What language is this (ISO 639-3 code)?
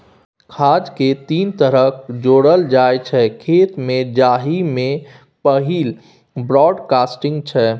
mai